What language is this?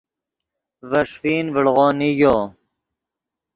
Yidgha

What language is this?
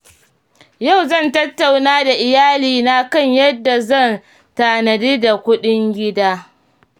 Hausa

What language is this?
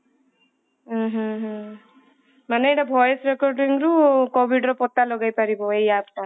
Odia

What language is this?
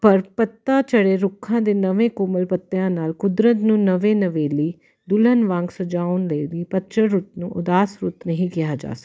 Punjabi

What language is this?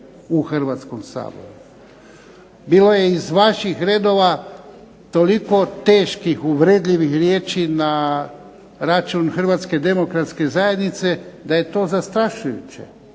Croatian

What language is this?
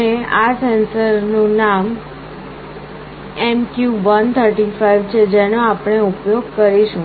Gujarati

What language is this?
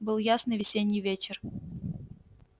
Russian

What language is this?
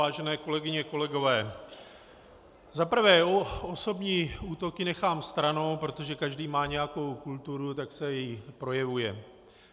Czech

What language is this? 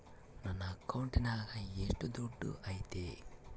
Kannada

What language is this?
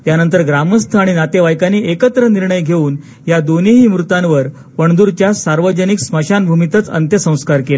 Marathi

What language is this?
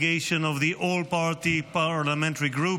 Hebrew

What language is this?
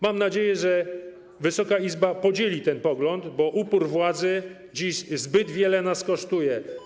Polish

